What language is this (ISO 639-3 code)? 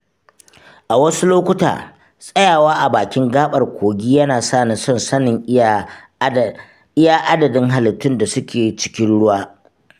hau